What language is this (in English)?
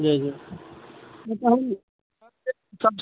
Maithili